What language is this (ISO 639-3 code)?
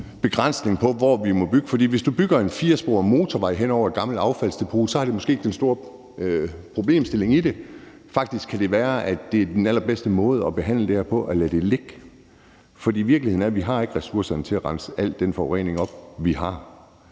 dan